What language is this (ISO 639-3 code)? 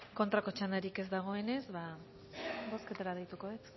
eus